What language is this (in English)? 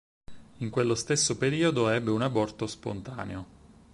Italian